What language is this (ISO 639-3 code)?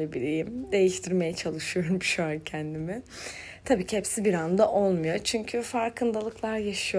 tur